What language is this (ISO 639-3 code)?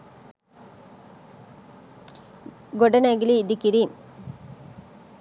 sin